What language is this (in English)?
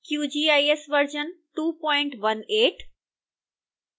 Hindi